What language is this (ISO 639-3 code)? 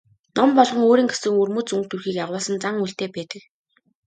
mon